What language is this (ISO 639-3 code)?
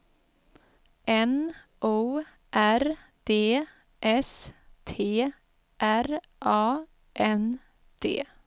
swe